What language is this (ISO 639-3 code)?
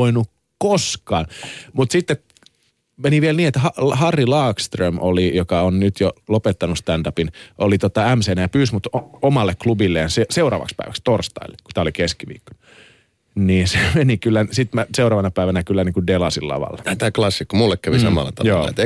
fin